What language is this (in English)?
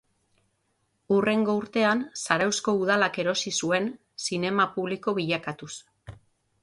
Basque